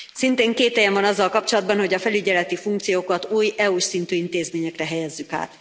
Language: Hungarian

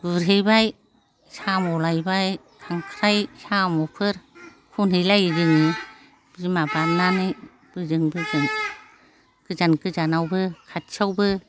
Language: Bodo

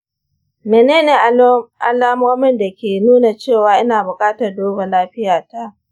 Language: Hausa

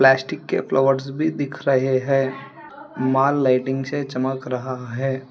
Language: Hindi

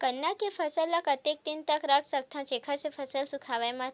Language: Chhattisgarhi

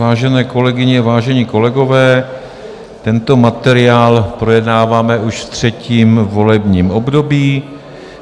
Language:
Czech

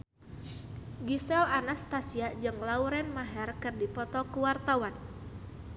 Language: Sundanese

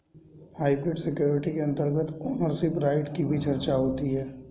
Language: Hindi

